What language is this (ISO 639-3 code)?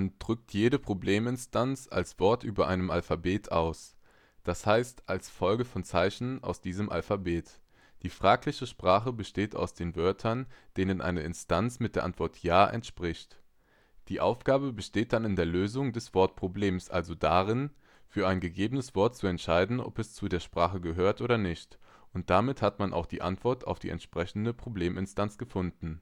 deu